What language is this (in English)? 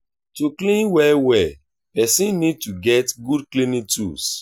Nigerian Pidgin